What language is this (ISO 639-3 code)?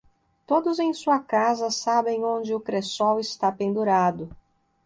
por